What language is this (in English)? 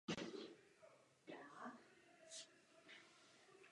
Czech